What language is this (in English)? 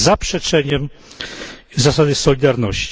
Polish